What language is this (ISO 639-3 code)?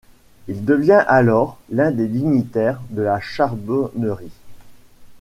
fra